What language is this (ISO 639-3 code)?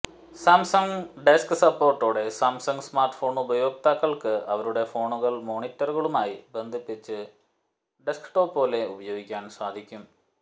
mal